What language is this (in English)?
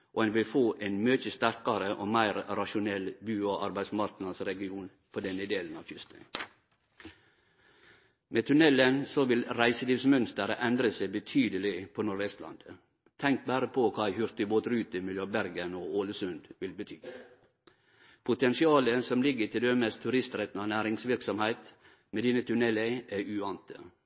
Norwegian Nynorsk